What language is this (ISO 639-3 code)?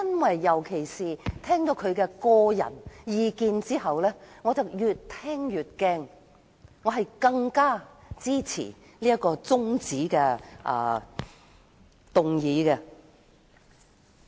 yue